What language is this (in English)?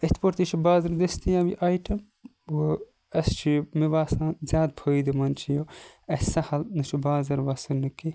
Kashmiri